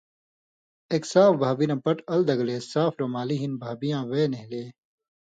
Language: Indus Kohistani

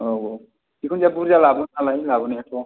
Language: Bodo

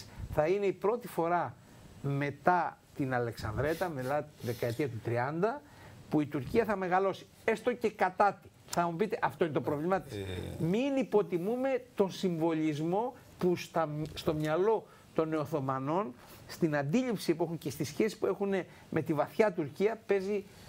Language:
Greek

